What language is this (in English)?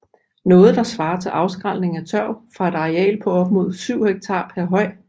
Danish